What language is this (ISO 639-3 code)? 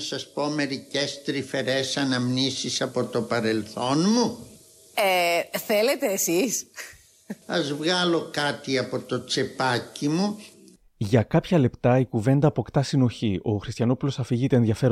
ell